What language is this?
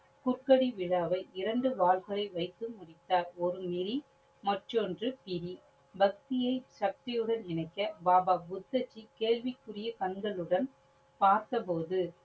Tamil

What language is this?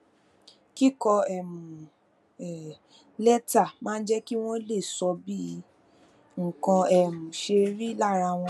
Yoruba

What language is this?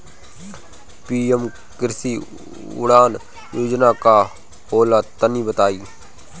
Bhojpuri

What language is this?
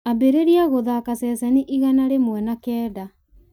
Kikuyu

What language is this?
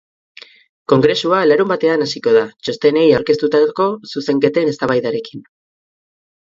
Basque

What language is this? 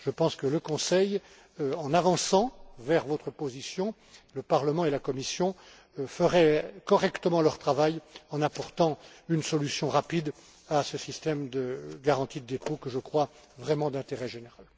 French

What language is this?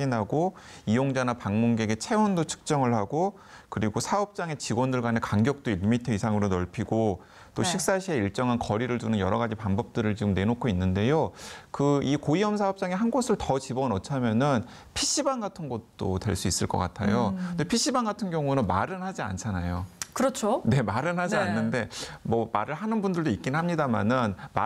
Korean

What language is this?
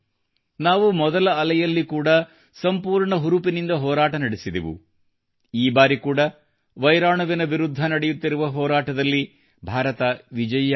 Kannada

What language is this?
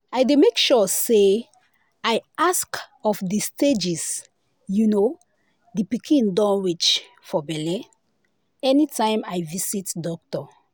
Nigerian Pidgin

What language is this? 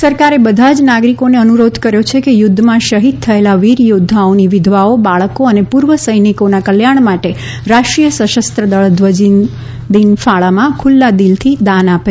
Gujarati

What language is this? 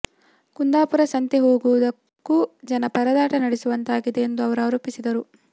Kannada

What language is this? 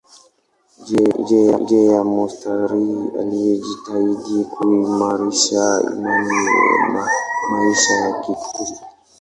Swahili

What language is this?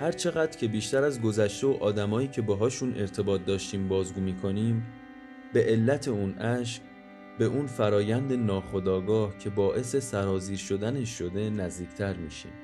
Persian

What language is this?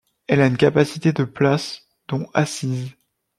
French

